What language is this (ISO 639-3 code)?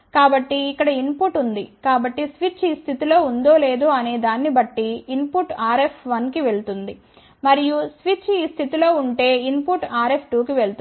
tel